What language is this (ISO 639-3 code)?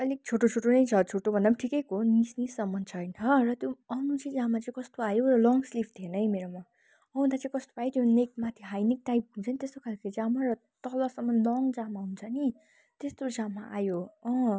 nep